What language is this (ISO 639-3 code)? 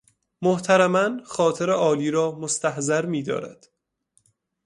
fas